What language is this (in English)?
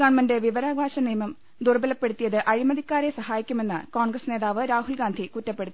Malayalam